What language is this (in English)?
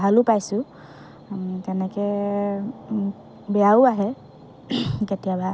Assamese